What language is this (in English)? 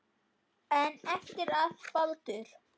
Icelandic